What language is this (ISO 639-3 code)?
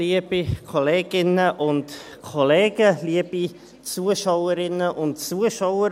gsw